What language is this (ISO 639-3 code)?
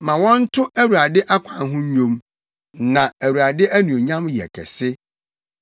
aka